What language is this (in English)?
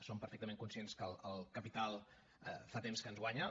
Catalan